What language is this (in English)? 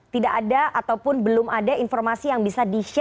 Indonesian